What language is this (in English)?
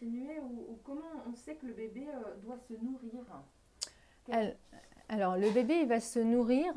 French